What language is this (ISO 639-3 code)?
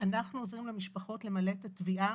heb